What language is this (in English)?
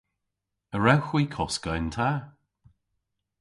Cornish